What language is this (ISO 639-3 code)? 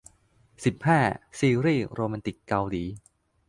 tha